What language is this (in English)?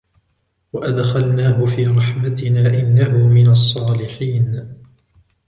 Arabic